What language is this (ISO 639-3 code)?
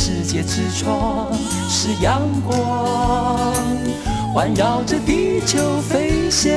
zho